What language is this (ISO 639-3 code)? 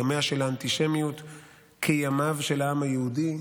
heb